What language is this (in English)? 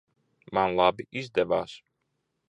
Latvian